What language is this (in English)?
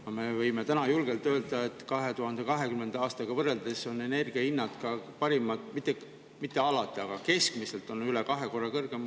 Estonian